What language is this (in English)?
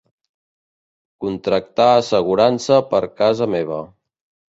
Catalan